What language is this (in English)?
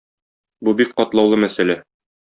Tatar